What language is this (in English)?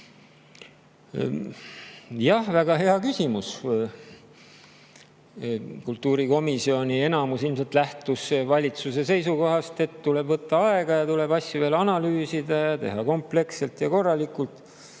Estonian